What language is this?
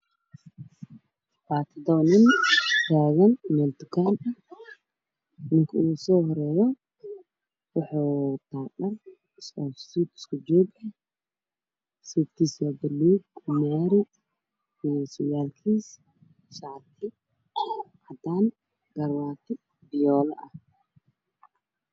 Somali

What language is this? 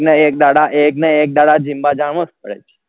Gujarati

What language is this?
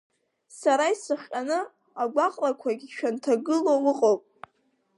Abkhazian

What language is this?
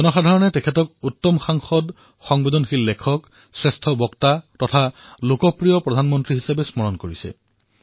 Assamese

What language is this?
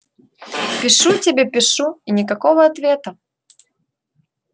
Russian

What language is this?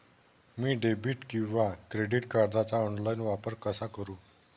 Marathi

